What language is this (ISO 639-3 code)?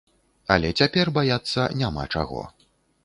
bel